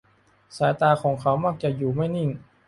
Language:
Thai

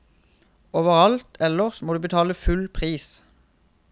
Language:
Norwegian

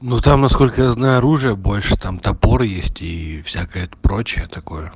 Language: Russian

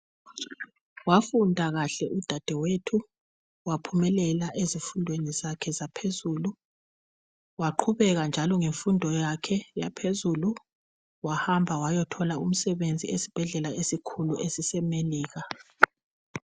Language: North Ndebele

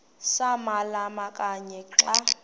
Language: Xhosa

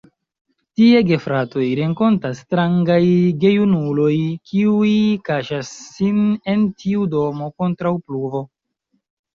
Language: Esperanto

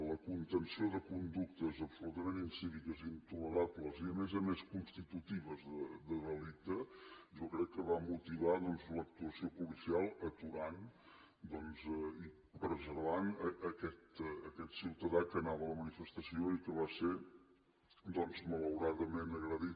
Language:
Catalan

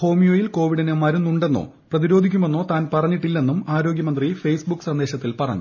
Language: Malayalam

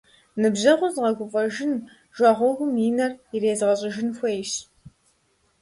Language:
Kabardian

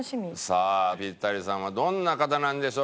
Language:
Japanese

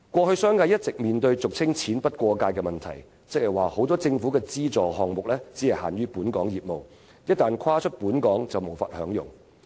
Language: Cantonese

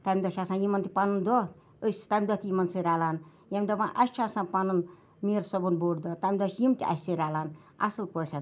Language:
Kashmiri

